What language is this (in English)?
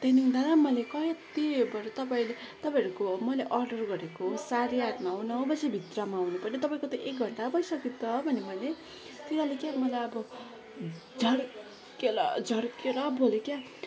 Nepali